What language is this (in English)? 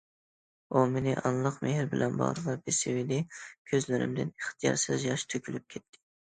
Uyghur